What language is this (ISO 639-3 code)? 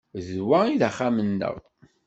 kab